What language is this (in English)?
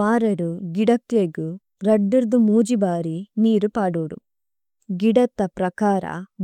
Tulu